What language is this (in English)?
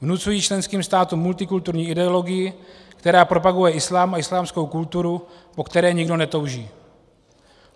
Czech